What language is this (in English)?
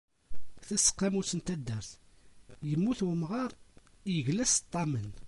Kabyle